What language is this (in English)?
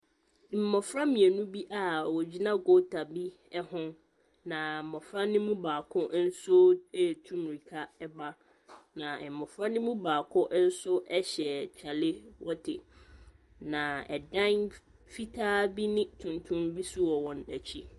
Akan